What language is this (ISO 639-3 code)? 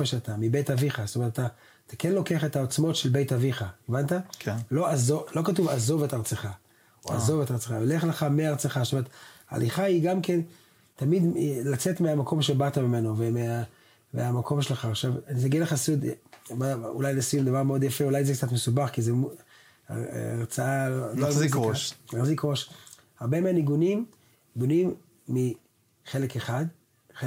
heb